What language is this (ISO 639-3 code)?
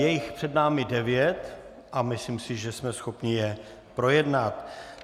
ces